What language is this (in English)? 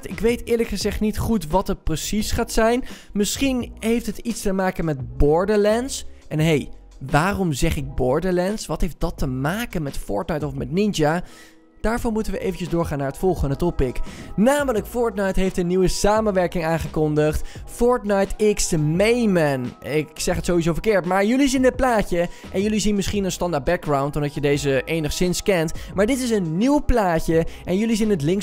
Dutch